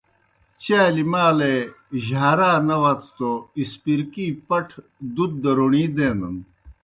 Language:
Kohistani Shina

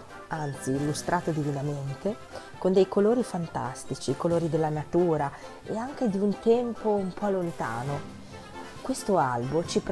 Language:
Italian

